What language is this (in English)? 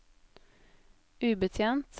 Norwegian